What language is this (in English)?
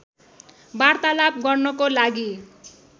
Nepali